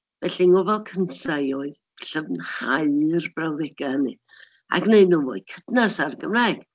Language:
Welsh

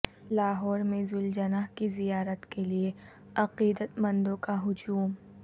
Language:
Urdu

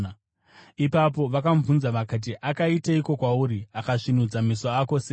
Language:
Shona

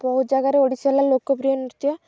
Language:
Odia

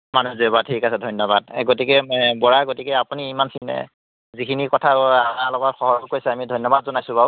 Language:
Assamese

